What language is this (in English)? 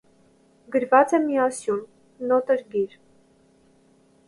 Armenian